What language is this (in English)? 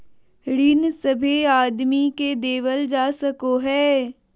Magahi